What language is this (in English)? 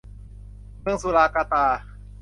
Thai